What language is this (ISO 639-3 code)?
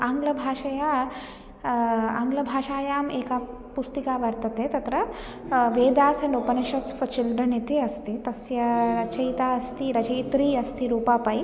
san